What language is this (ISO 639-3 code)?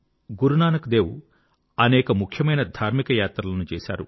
tel